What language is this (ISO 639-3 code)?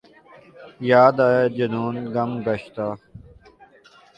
urd